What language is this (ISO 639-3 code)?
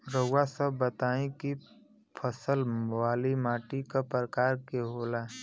bho